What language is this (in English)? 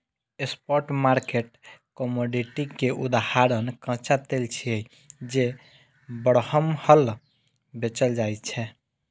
Maithili